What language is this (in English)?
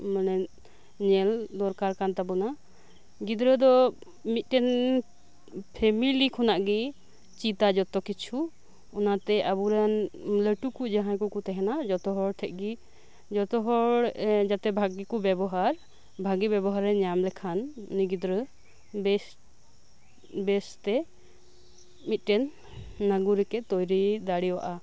Santali